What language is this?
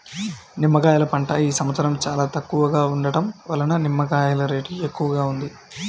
Telugu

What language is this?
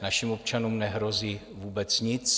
Czech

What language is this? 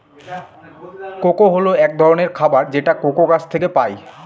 Bangla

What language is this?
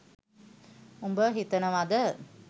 Sinhala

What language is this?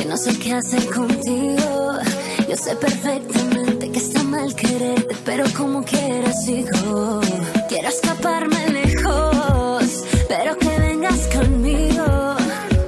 Korean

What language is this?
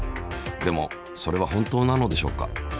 Japanese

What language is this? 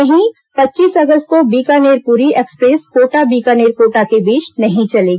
Hindi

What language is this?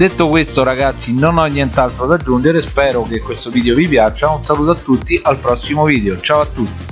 Italian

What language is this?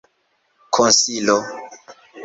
Esperanto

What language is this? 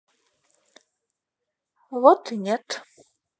Russian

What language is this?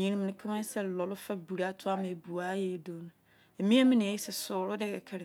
Izon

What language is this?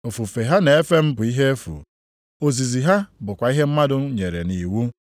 Igbo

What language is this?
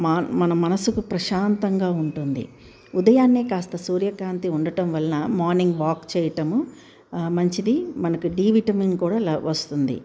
Telugu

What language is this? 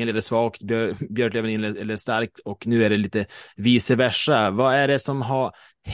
Swedish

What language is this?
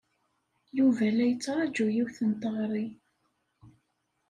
Kabyle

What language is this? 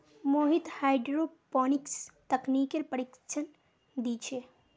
Magahi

